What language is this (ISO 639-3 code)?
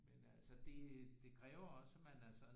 dan